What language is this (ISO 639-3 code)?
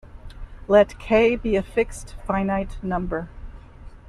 eng